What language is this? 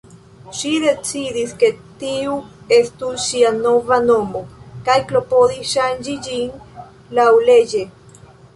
Esperanto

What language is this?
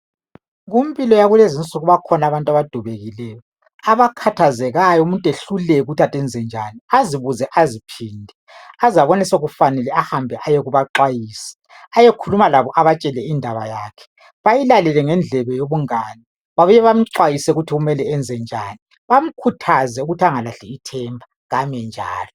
North Ndebele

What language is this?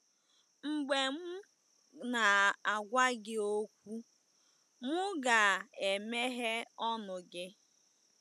Igbo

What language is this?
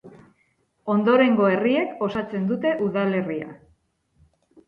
Basque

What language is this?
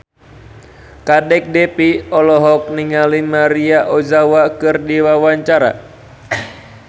Sundanese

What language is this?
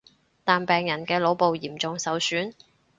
Cantonese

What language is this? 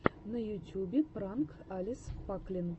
Russian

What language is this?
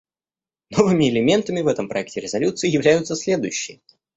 Russian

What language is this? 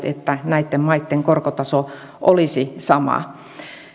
Finnish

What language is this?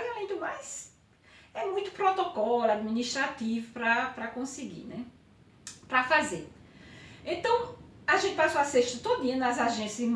Portuguese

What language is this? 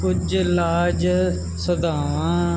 Punjabi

